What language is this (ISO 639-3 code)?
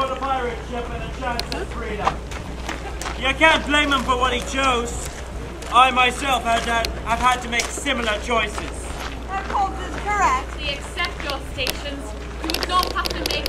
eng